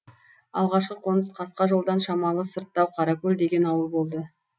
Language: Kazakh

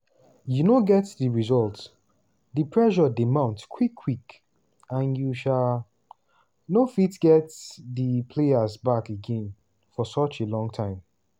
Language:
Nigerian Pidgin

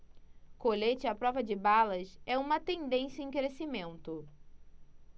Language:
Portuguese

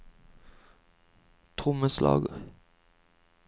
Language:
Norwegian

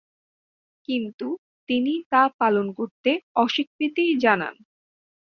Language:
Bangla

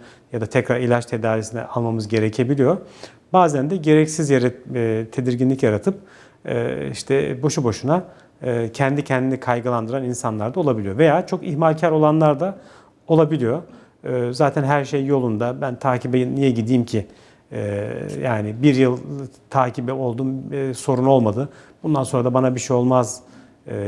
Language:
Turkish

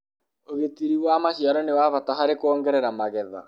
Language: Kikuyu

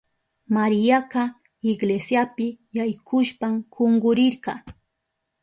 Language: Southern Pastaza Quechua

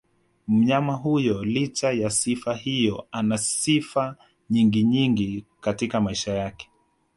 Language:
Swahili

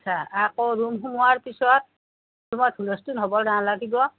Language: Assamese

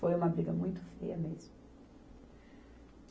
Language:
Portuguese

